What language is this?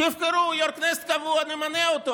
Hebrew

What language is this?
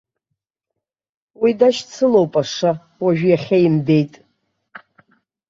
Abkhazian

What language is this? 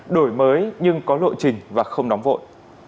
Vietnamese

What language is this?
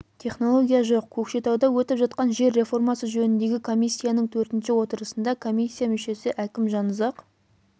Kazakh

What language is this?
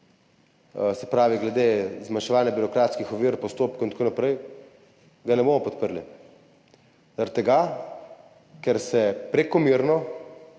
Slovenian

